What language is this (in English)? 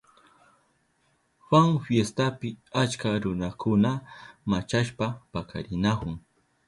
Southern Pastaza Quechua